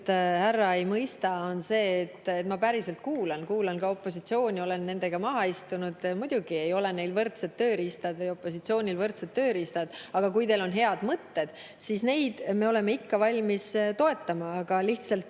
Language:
Estonian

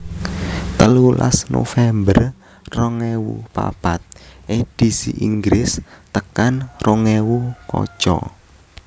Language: Javanese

